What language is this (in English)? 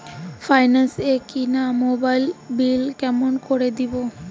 Bangla